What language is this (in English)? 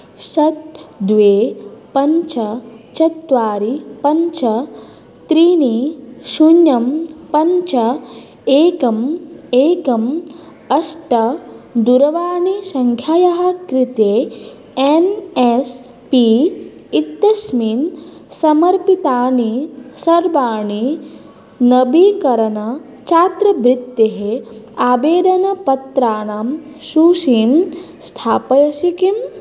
Sanskrit